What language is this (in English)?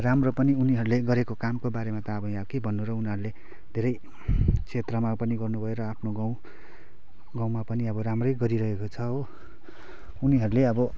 Nepali